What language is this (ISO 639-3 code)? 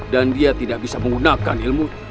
ind